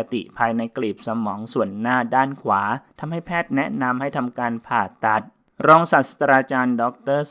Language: Thai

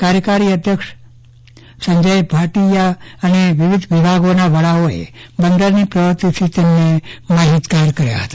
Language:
Gujarati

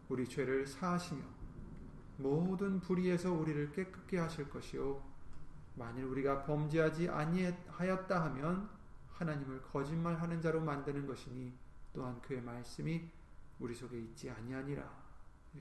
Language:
Korean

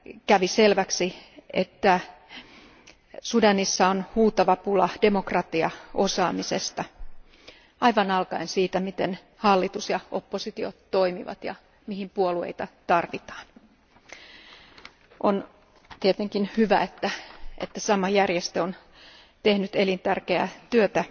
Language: Finnish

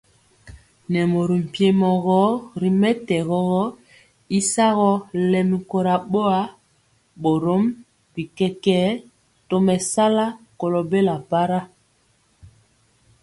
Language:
Mpiemo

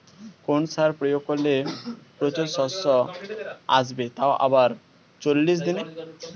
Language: Bangla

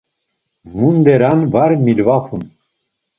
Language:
Laz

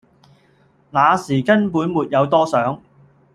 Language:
Cantonese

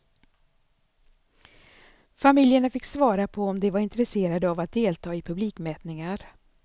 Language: Swedish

